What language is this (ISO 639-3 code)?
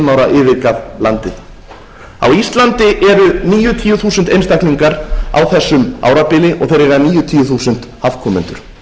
isl